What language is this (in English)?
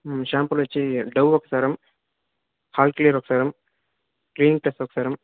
Telugu